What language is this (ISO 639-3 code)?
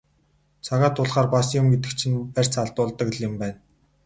mon